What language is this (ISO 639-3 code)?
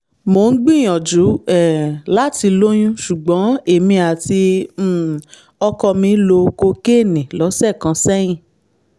yor